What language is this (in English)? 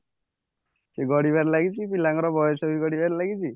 Odia